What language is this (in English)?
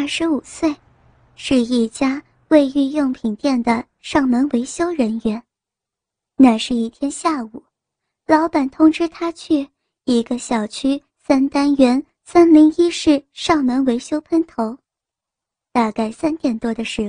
Chinese